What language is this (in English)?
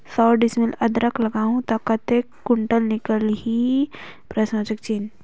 Chhattisgarhi